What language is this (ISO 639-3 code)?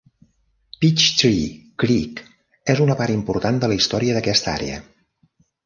cat